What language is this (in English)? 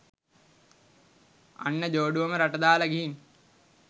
Sinhala